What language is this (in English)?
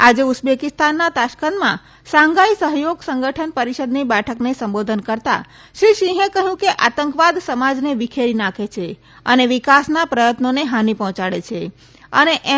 Gujarati